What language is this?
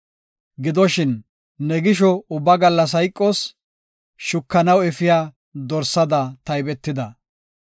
Gofa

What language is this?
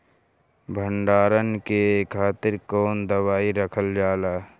Bhojpuri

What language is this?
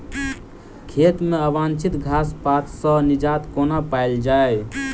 Maithili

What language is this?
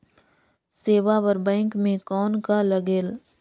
Chhattisgarhi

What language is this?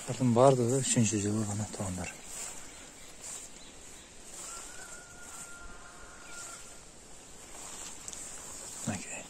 Turkish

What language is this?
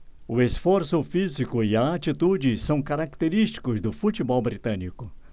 Portuguese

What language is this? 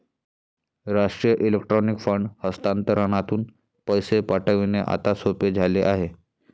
Marathi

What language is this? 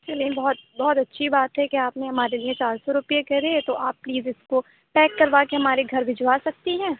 Urdu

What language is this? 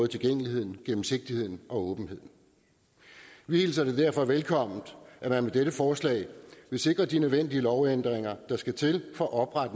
Danish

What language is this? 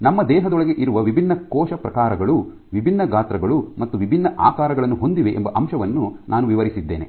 Kannada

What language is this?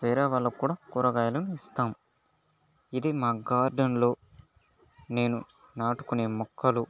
Telugu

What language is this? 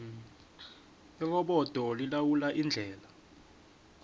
South Ndebele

